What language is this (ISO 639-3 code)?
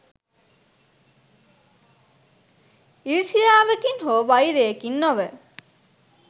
sin